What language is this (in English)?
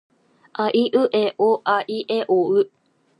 Japanese